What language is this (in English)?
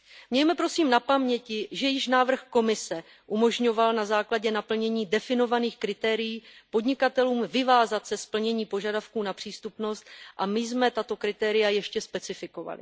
Czech